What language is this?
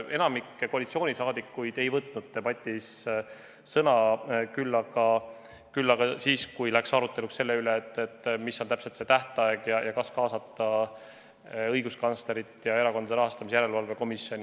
Estonian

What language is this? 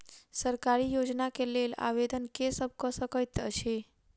Maithili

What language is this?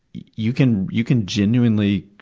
English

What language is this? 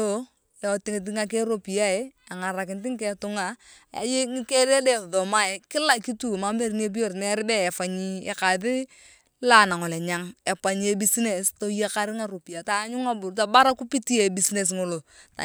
Turkana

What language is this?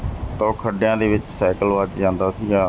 Punjabi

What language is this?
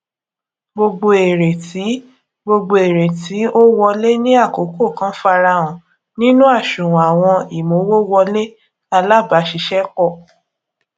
Yoruba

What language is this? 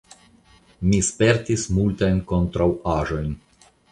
Esperanto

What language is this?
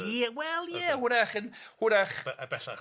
Welsh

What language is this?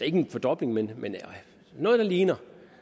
Danish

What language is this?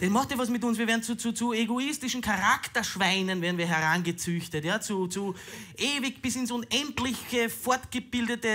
German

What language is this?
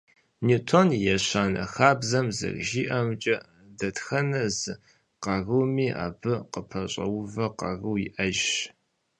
Kabardian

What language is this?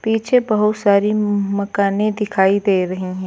Hindi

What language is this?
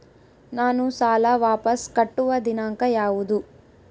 Kannada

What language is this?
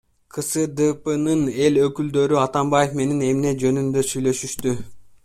Kyrgyz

